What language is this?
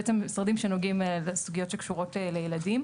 Hebrew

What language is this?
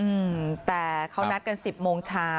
Thai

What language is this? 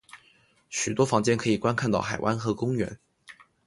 Chinese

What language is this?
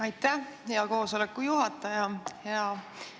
Estonian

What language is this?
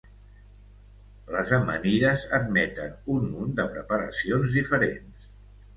Catalan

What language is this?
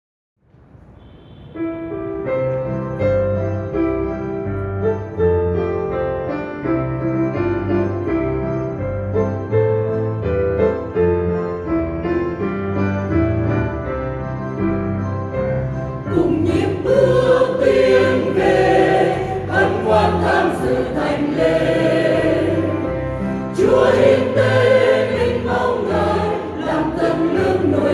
Vietnamese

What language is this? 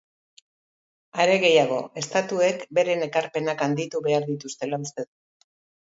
Basque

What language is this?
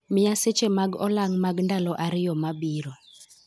Luo (Kenya and Tanzania)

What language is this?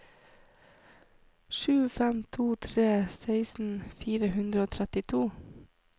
Norwegian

